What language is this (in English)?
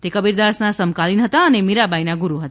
Gujarati